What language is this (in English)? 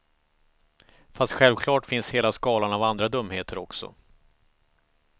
Swedish